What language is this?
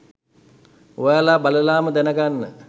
Sinhala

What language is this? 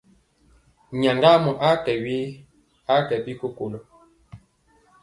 Mpiemo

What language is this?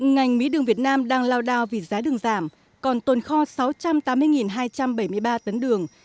Vietnamese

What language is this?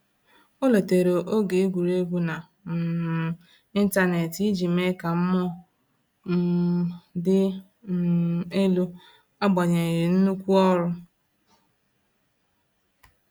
Igbo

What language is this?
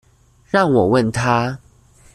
Chinese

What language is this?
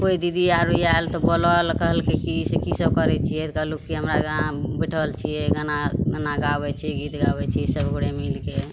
Maithili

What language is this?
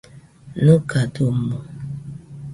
Nüpode Huitoto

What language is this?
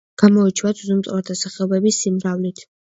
Georgian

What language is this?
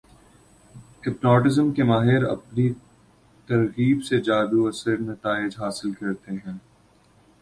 Urdu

